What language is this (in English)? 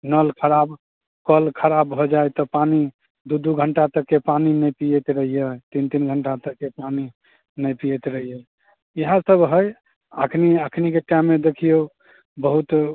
Maithili